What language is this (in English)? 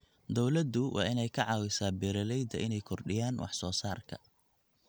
Somali